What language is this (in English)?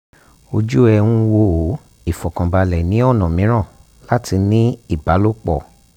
Yoruba